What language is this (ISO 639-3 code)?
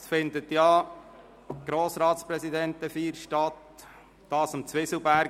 gsw